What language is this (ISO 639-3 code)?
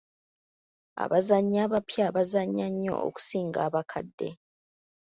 lug